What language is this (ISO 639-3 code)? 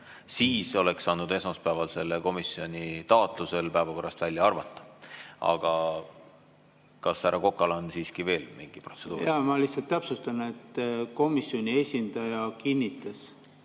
est